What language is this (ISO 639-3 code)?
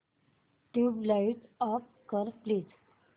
mar